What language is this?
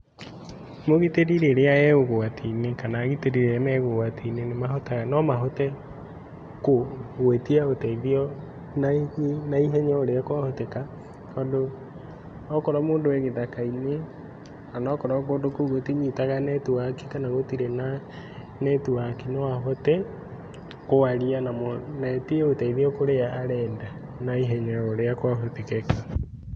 Kikuyu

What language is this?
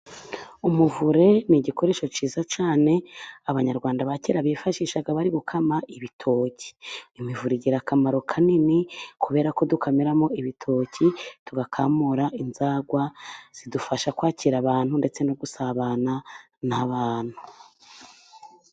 Kinyarwanda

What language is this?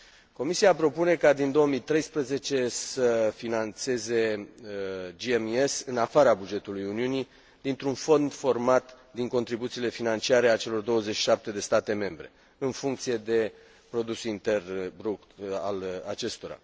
Romanian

